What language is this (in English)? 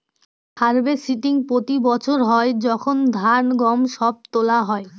Bangla